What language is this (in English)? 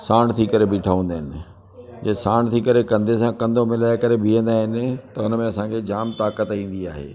Sindhi